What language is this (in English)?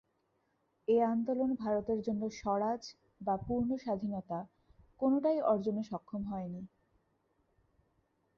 Bangla